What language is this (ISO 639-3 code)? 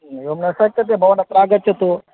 san